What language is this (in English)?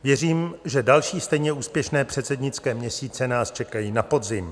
Czech